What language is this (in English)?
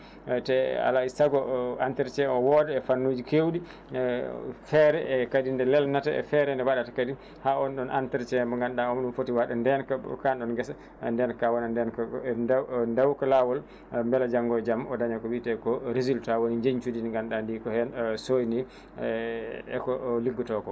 Fula